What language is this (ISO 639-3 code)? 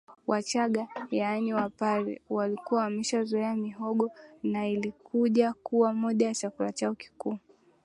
swa